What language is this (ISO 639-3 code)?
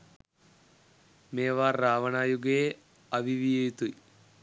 sin